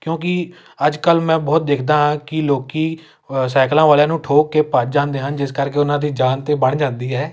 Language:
Punjabi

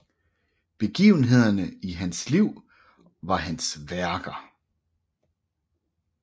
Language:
Danish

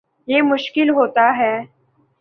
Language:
Urdu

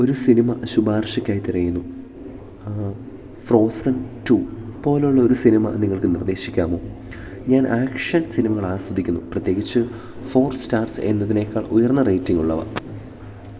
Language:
Malayalam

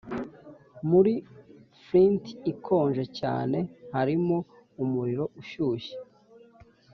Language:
Kinyarwanda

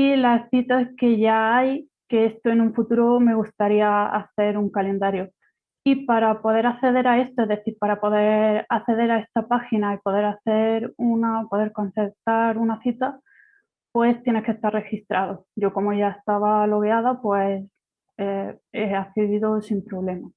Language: Spanish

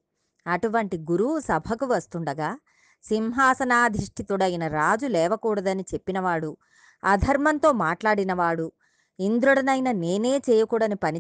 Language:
Telugu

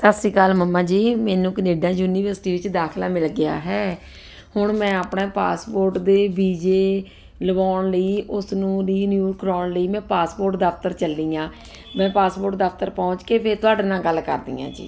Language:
Punjabi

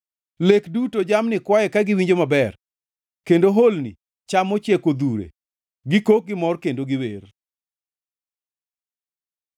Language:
Luo (Kenya and Tanzania)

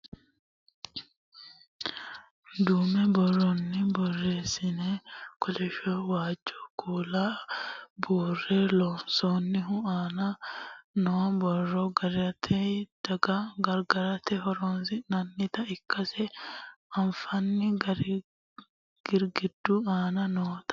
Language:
Sidamo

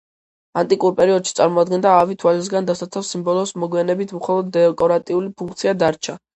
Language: Georgian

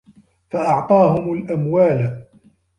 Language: Arabic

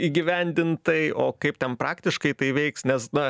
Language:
Lithuanian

